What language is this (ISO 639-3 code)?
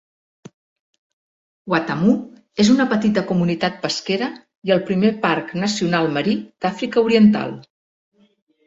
cat